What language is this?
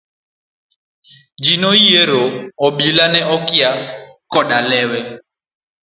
Luo (Kenya and Tanzania)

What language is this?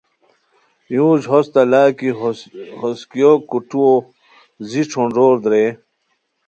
Khowar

